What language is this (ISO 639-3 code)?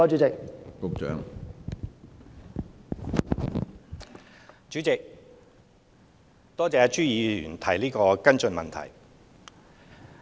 yue